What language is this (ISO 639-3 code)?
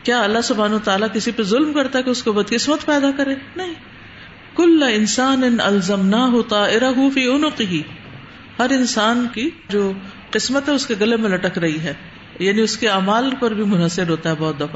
urd